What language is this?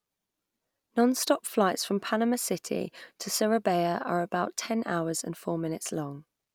English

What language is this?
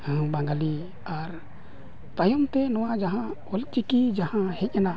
Santali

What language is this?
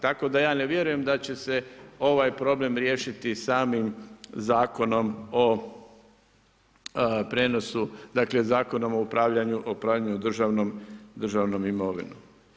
Croatian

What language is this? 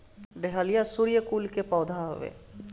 Bhojpuri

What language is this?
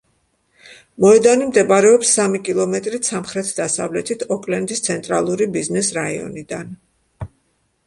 Georgian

